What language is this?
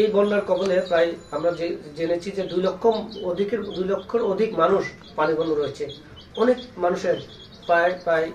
Bangla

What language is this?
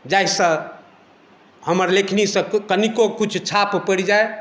Maithili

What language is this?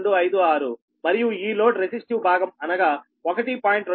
Telugu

